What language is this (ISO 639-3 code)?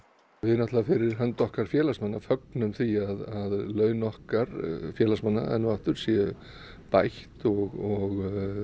isl